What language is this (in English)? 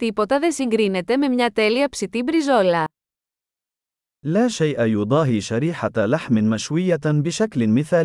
Greek